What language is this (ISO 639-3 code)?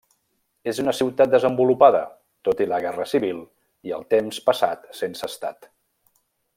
cat